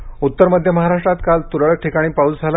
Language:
Marathi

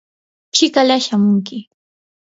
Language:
Yanahuanca Pasco Quechua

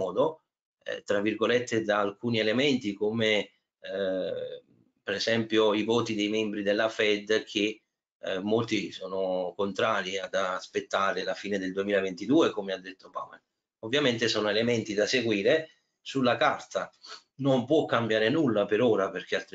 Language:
Italian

